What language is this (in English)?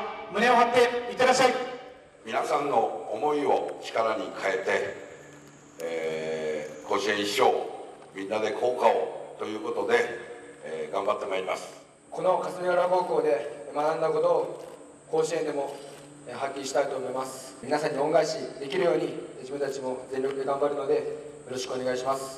Japanese